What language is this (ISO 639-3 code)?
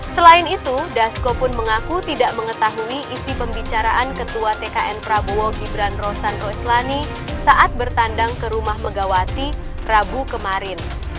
ind